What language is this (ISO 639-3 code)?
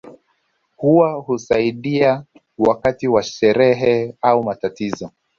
swa